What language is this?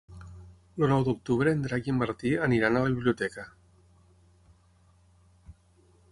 Catalan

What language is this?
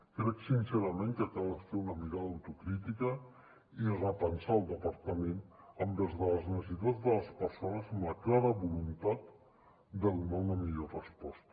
Catalan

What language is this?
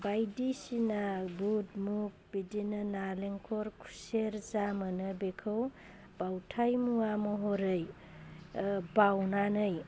Bodo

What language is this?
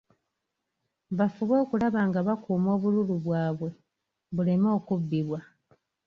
Ganda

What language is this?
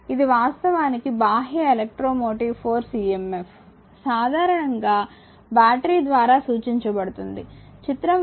Telugu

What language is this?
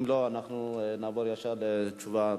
Hebrew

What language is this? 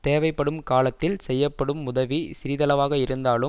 Tamil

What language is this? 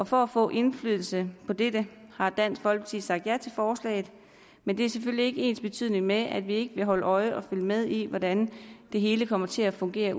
Danish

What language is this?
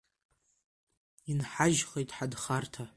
Abkhazian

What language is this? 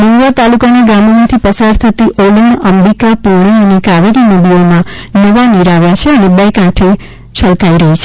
Gujarati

